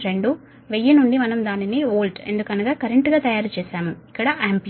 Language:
Telugu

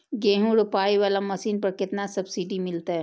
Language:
Maithili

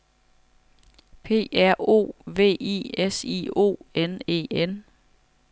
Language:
Danish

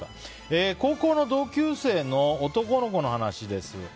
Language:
Japanese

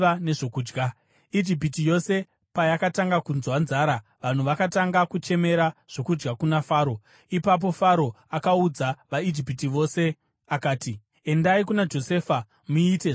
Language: Shona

